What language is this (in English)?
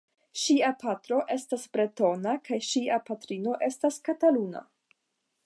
Esperanto